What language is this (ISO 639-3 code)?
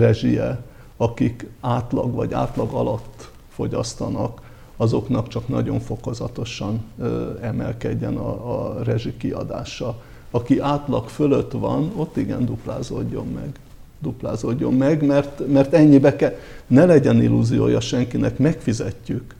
hun